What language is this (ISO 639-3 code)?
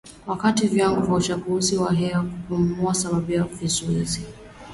swa